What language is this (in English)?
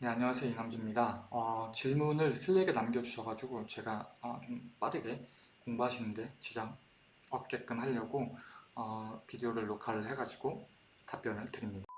Korean